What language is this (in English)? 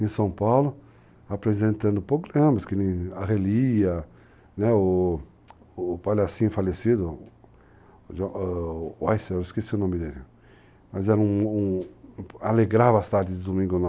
Portuguese